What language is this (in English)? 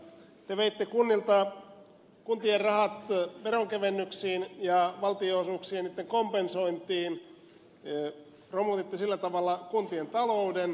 Finnish